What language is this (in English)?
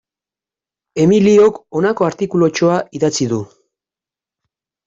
Basque